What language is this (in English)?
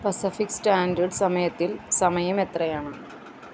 Malayalam